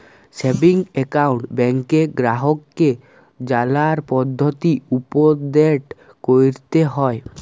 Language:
Bangla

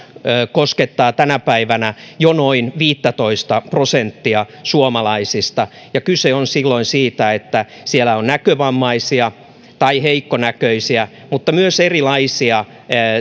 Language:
Finnish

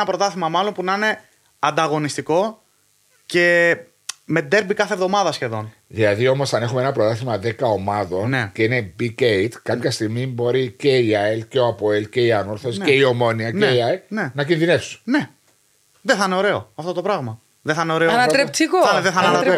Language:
Greek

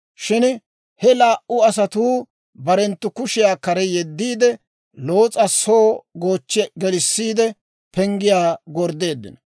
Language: Dawro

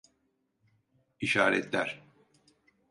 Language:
Turkish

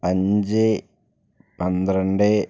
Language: Malayalam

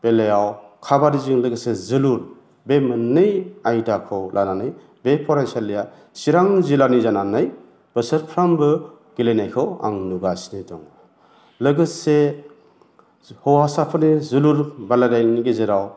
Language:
Bodo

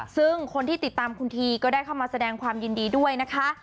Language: Thai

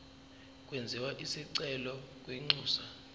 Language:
Zulu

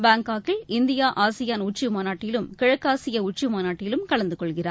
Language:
Tamil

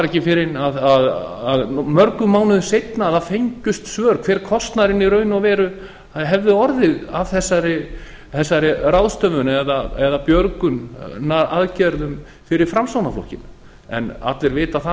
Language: Icelandic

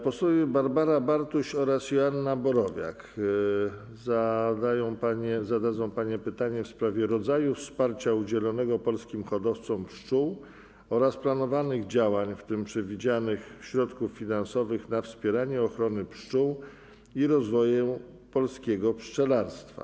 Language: Polish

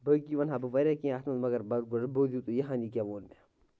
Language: Kashmiri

